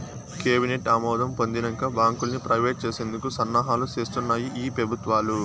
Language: Telugu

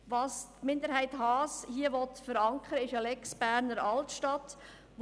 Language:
Swiss German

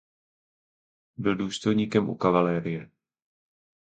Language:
Czech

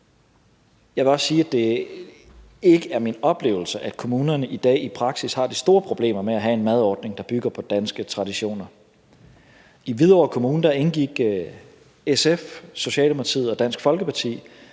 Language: Danish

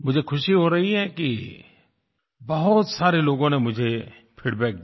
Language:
Hindi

